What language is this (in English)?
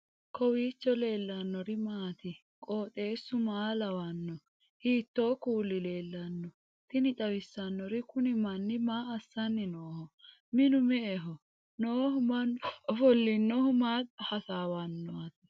Sidamo